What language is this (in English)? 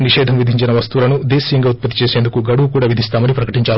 Telugu